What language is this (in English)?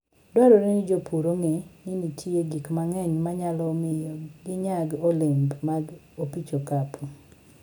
Luo (Kenya and Tanzania)